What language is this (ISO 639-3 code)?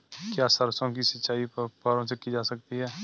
hin